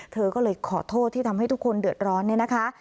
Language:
Thai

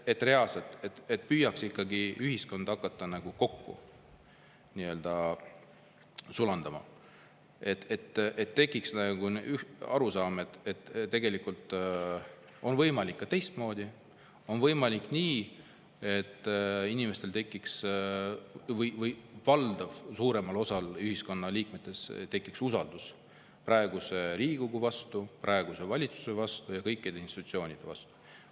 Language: Estonian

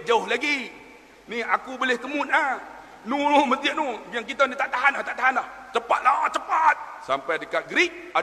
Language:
Malay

